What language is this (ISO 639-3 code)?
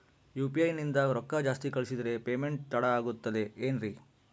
kan